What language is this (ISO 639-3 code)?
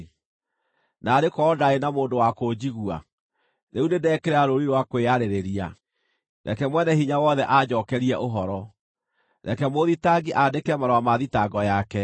kik